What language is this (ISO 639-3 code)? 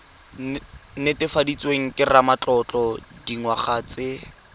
tsn